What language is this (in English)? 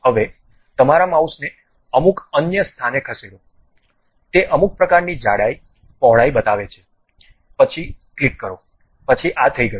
Gujarati